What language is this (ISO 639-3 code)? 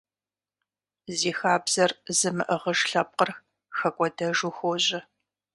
kbd